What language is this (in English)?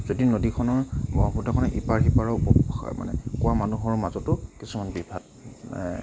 Assamese